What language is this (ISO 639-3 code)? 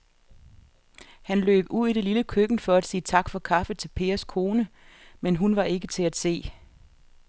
dan